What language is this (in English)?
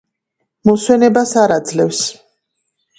Georgian